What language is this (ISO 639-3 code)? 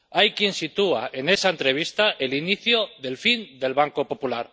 spa